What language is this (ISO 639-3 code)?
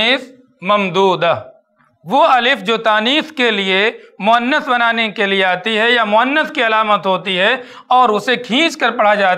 hin